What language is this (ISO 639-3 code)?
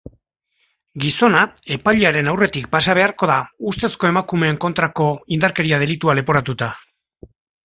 eus